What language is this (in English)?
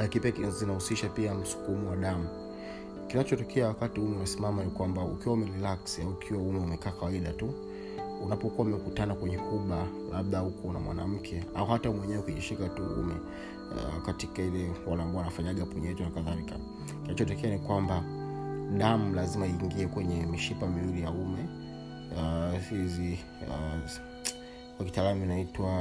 Swahili